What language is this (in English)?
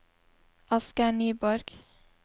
Norwegian